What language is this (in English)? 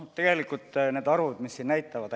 Estonian